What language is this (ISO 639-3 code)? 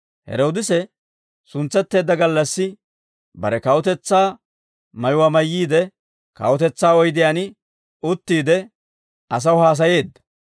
dwr